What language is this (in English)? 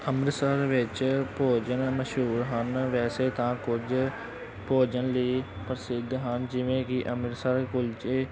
Punjabi